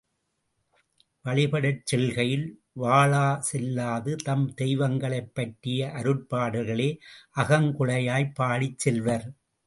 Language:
Tamil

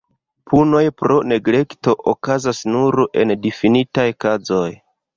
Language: Esperanto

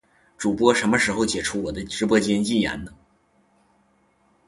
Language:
Chinese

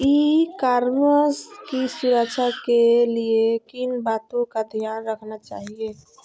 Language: Magahi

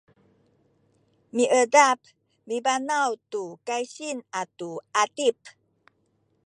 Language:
Sakizaya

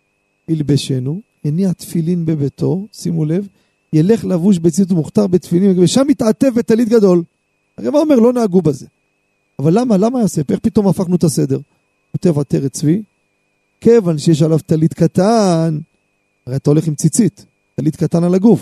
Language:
Hebrew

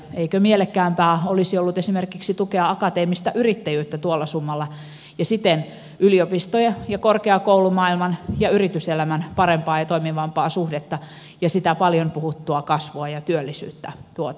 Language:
Finnish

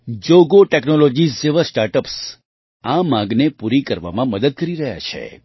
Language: Gujarati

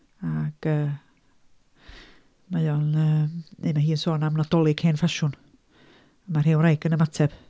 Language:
Welsh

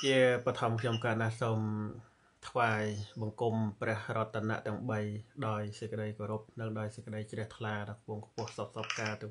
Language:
Thai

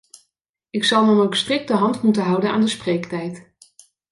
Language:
Dutch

